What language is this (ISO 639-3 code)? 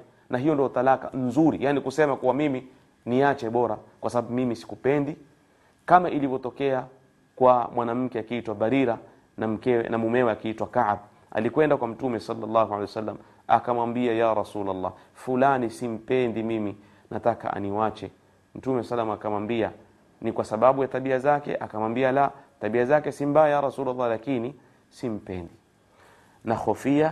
swa